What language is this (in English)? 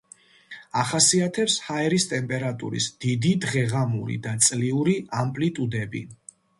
Georgian